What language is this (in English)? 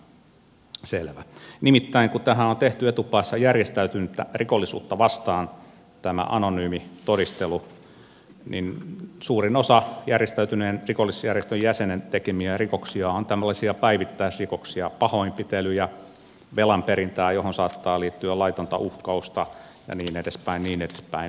Finnish